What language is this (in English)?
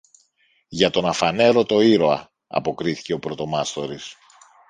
Greek